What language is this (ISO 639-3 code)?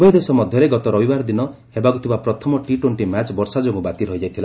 ori